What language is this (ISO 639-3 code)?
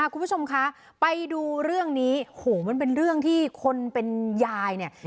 tha